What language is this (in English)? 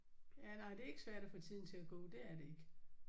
Danish